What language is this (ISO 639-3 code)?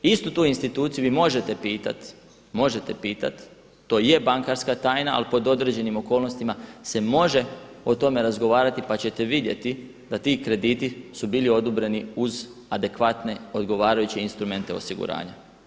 hrv